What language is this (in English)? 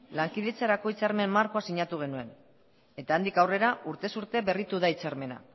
Basque